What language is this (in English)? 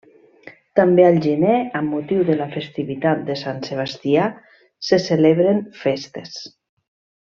Catalan